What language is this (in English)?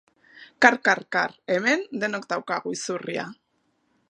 Basque